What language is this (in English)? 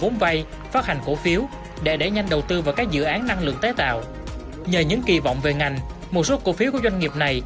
Vietnamese